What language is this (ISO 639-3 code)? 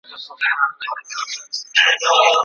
pus